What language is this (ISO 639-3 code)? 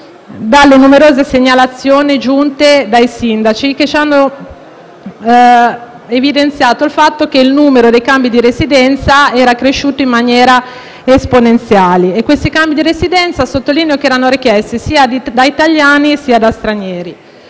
ita